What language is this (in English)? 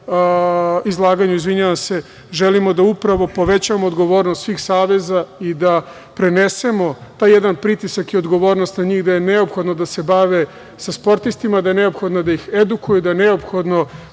Serbian